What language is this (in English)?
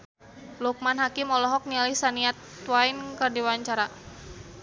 Sundanese